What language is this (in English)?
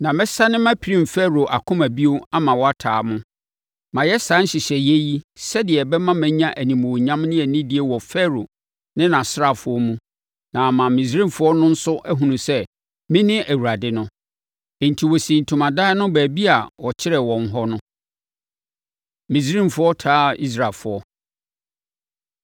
Akan